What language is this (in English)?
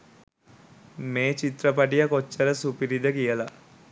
Sinhala